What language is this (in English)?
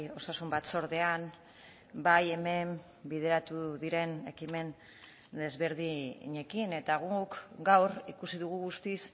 Basque